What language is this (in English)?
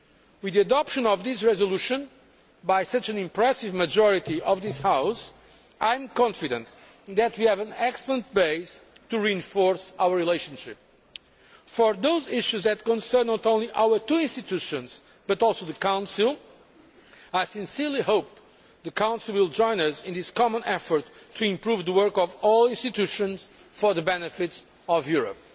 English